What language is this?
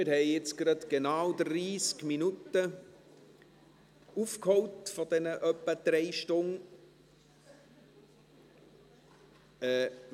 Swiss German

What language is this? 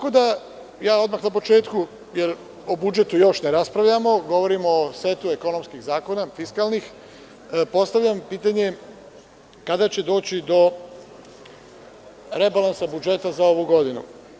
Serbian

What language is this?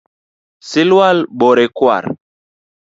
Luo (Kenya and Tanzania)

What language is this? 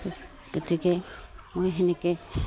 Assamese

